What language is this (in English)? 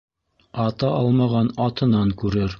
Bashkir